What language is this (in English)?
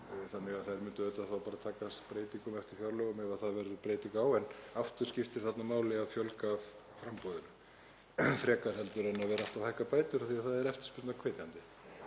Icelandic